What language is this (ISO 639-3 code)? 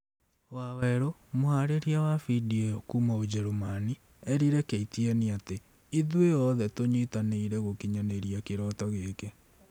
kik